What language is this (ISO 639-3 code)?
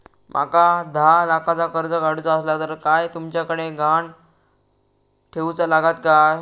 mar